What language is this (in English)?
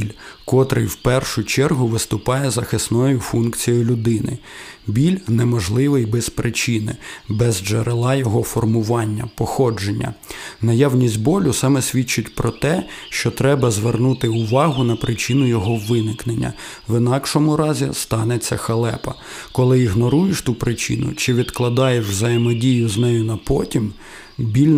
Ukrainian